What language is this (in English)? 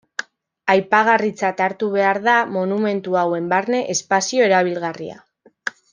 Basque